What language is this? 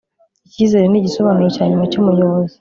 Kinyarwanda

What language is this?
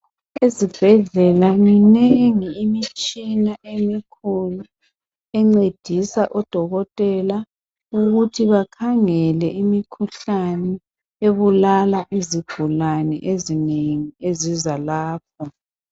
North Ndebele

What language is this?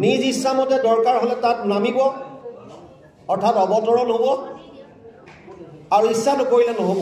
Bangla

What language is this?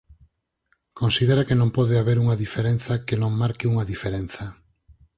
Galician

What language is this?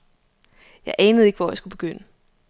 Danish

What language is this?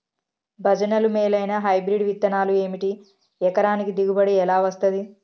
Telugu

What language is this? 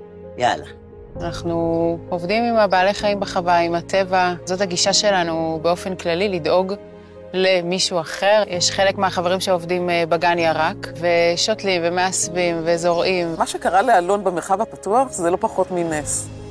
Hebrew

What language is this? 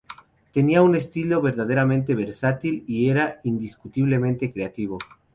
Spanish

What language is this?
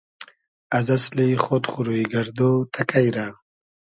Hazaragi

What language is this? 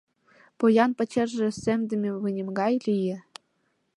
Mari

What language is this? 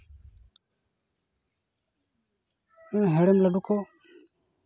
Santali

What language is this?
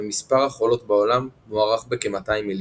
Hebrew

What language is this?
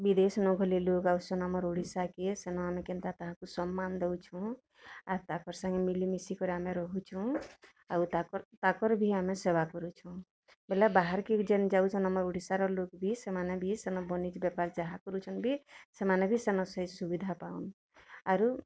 Odia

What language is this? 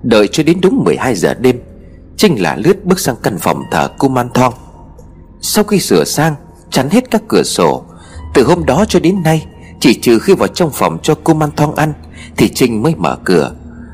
Vietnamese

